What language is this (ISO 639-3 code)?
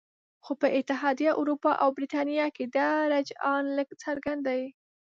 pus